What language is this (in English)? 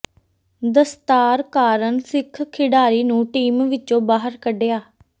Punjabi